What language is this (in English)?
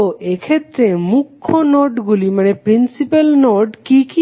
Bangla